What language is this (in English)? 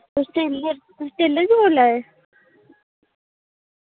Dogri